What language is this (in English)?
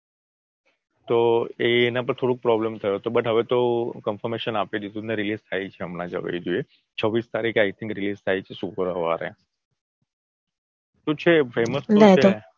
Gujarati